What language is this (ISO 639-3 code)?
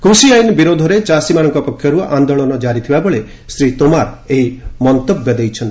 ori